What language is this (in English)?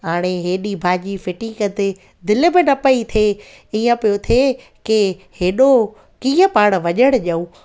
Sindhi